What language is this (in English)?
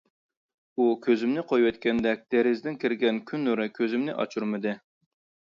Uyghur